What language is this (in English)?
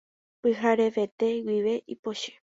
Guarani